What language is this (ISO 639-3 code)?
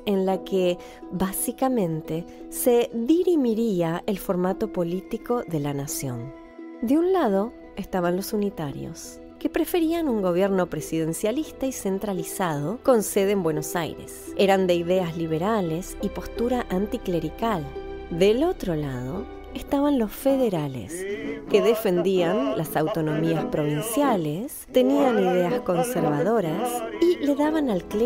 spa